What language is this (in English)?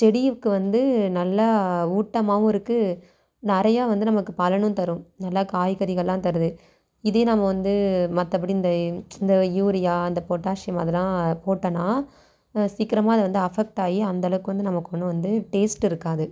Tamil